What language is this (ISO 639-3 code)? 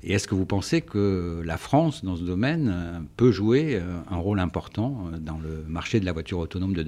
fra